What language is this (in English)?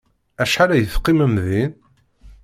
Kabyle